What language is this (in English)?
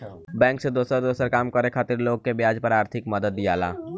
Bhojpuri